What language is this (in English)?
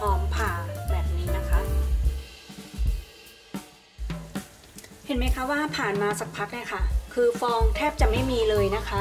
Thai